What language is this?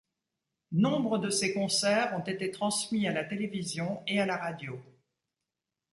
French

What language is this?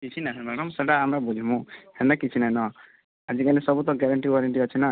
Odia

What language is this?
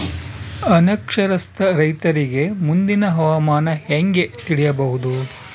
Kannada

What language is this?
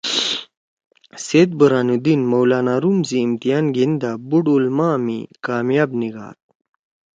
Torwali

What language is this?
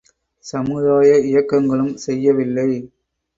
Tamil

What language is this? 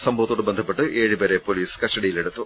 Malayalam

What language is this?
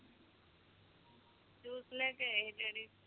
Punjabi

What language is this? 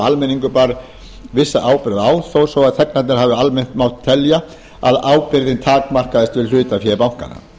Icelandic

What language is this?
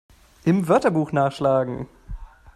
German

